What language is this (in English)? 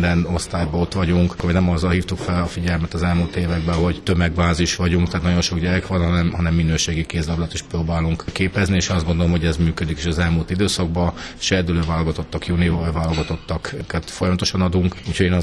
Hungarian